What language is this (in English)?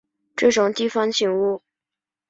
Chinese